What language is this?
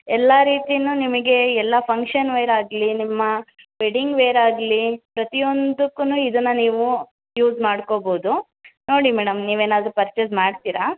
Kannada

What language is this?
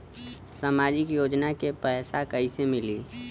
Bhojpuri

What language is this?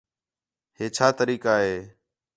Khetrani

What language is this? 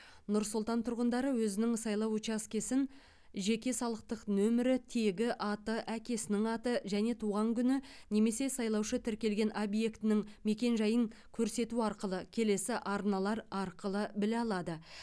Kazakh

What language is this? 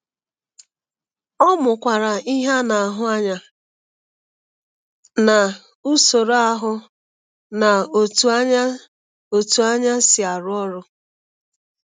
Igbo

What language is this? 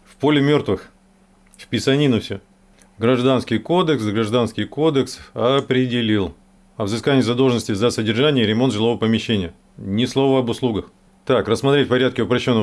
Russian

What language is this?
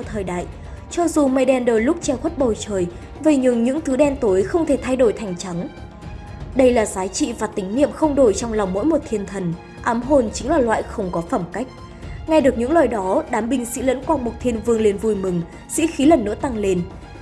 Vietnamese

